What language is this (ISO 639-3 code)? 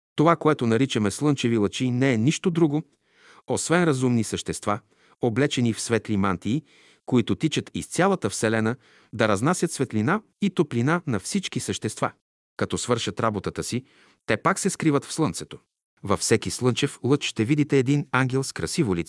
bul